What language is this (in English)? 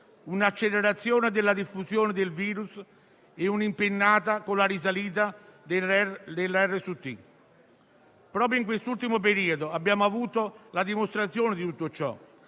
Italian